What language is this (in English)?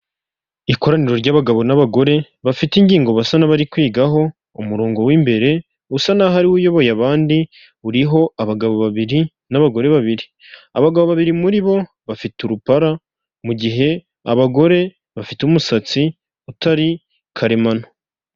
Kinyarwanda